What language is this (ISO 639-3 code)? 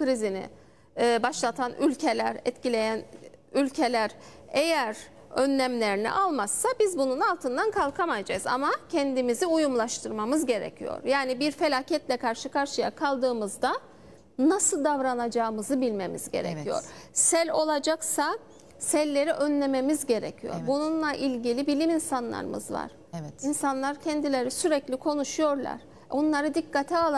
tur